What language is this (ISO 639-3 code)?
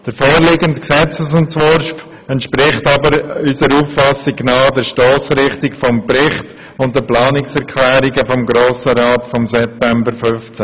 gsw